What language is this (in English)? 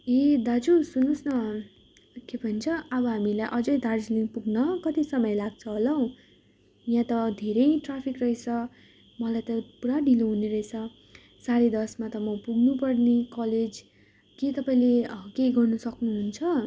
Nepali